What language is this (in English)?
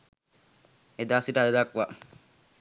Sinhala